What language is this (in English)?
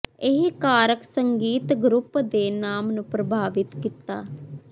Punjabi